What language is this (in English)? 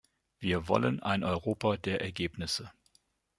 German